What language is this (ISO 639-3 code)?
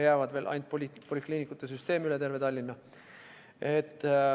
est